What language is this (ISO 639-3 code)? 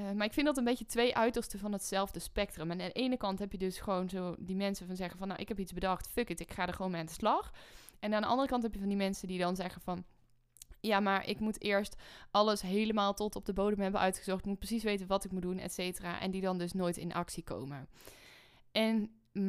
nld